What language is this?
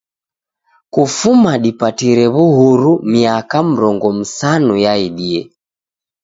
Taita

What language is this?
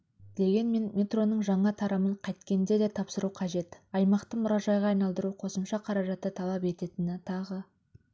Kazakh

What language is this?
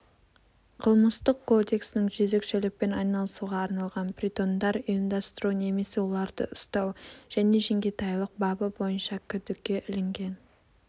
Kazakh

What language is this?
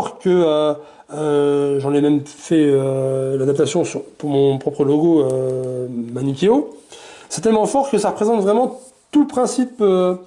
French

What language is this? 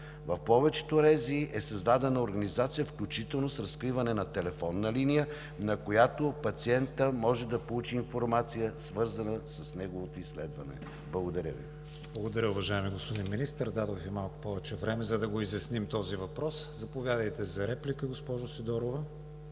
Bulgarian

